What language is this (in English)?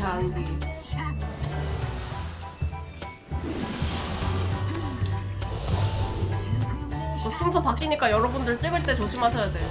Korean